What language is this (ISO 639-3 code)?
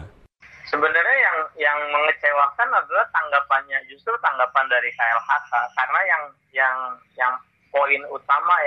ind